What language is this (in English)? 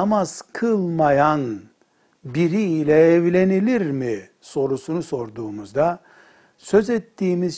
Turkish